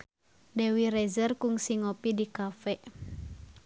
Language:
Sundanese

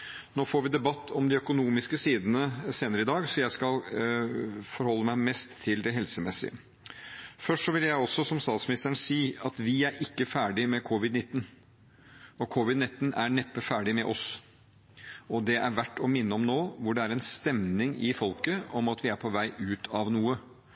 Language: Norwegian Bokmål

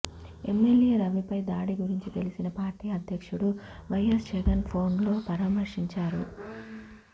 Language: Telugu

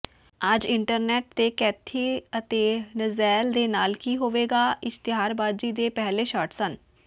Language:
Punjabi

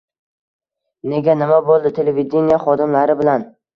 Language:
Uzbek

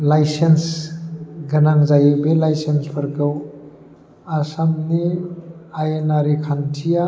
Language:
Bodo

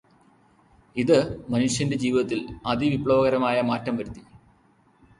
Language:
Malayalam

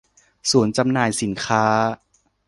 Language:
Thai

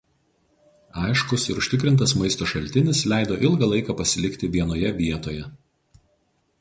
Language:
Lithuanian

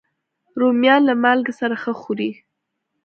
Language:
Pashto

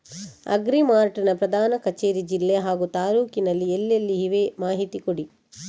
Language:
Kannada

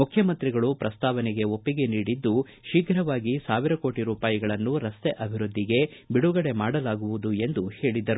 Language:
Kannada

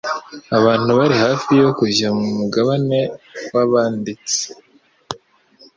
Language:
Kinyarwanda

